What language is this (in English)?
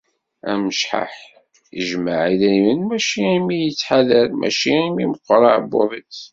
Kabyle